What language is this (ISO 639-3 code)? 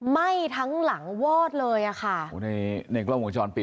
tha